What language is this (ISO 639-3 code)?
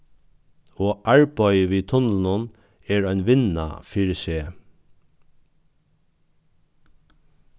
fao